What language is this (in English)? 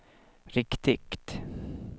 Swedish